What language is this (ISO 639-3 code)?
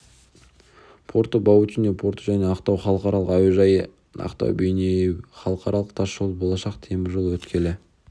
kaz